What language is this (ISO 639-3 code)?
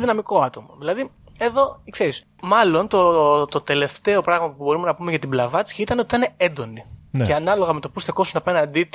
ell